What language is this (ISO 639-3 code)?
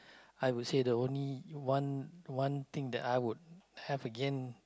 eng